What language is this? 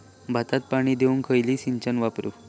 Marathi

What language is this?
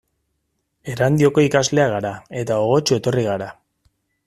Basque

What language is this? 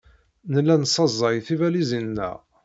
Kabyle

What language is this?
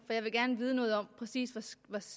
Danish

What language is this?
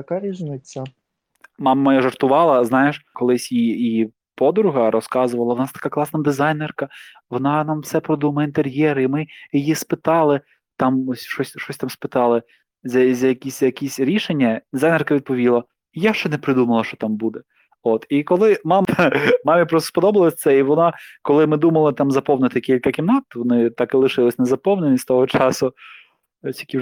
Ukrainian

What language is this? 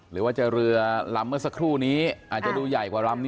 Thai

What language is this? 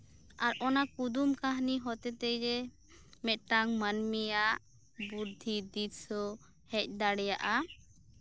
Santali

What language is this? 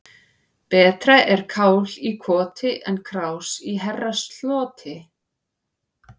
Icelandic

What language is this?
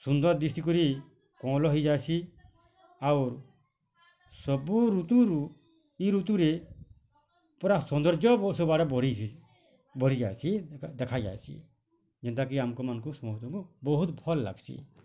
Odia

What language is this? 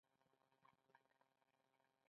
Pashto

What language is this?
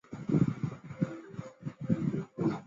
Chinese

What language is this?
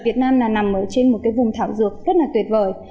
Vietnamese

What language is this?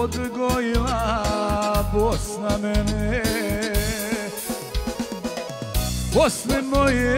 Romanian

